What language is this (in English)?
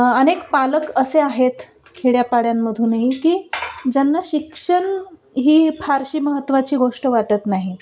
Marathi